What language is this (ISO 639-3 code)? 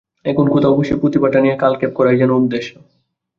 ben